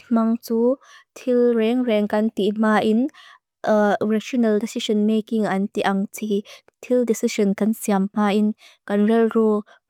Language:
Mizo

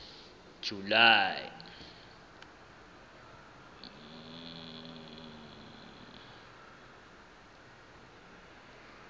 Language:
Southern Sotho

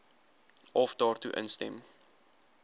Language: Afrikaans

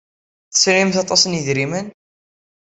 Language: Kabyle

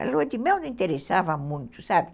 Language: Portuguese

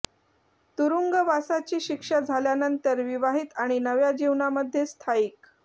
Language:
Marathi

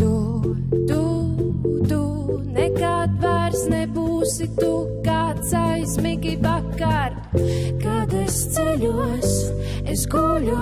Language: Latvian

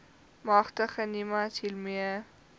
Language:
Afrikaans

